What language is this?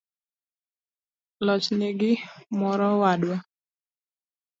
Luo (Kenya and Tanzania)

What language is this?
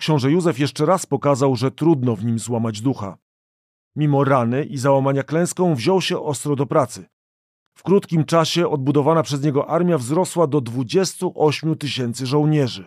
Polish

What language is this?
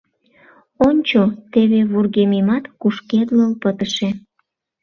Mari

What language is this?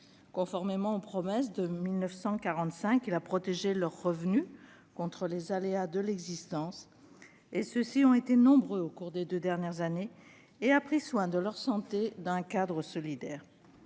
French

